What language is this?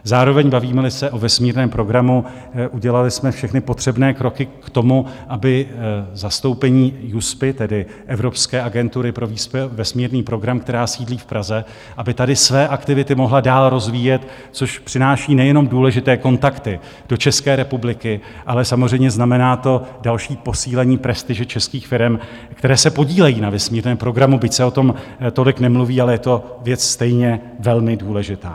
Czech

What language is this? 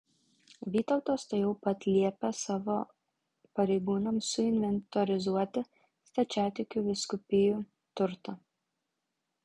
Lithuanian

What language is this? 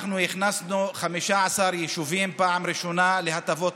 Hebrew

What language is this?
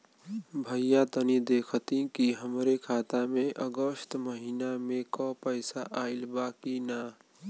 Bhojpuri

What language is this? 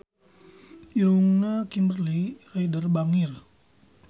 Sundanese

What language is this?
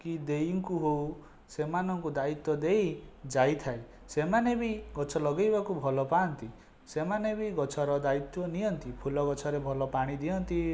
Odia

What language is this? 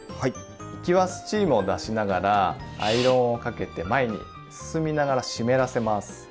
Japanese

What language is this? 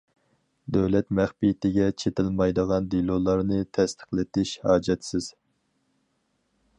Uyghur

